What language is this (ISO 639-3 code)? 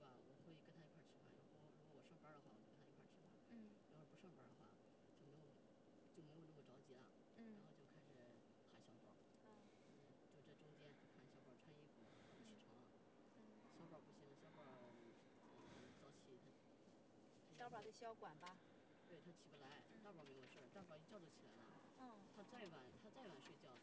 zho